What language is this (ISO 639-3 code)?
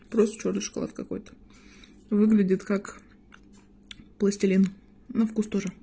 rus